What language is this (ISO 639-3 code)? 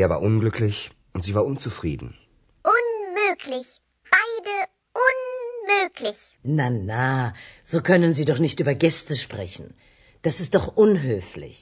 bul